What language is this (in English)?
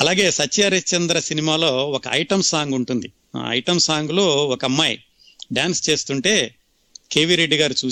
Telugu